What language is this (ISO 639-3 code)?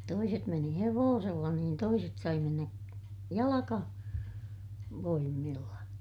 fin